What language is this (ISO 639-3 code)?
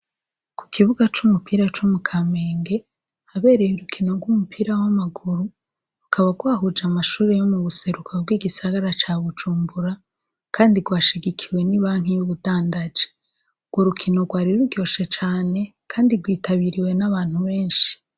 run